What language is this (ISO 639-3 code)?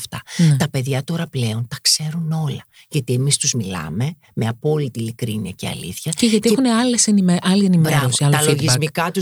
ell